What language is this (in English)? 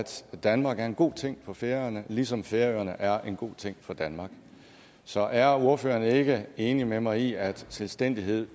Danish